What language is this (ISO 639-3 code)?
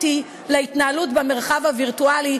heb